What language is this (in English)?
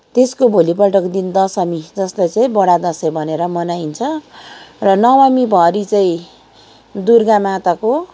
Nepali